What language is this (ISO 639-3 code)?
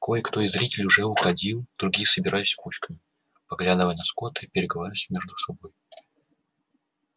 rus